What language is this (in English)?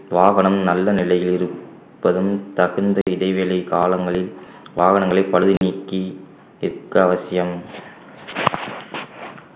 Tamil